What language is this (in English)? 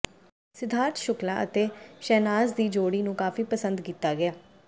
Punjabi